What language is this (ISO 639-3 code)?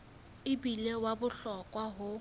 sot